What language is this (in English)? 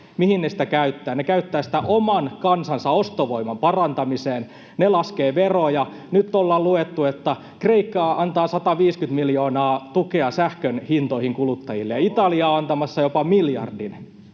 Finnish